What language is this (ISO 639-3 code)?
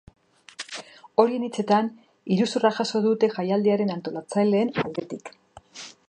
eus